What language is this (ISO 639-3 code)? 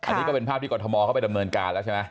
tha